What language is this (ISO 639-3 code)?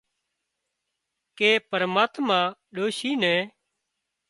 kxp